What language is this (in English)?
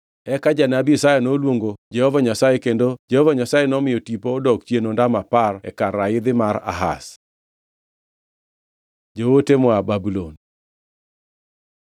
Luo (Kenya and Tanzania)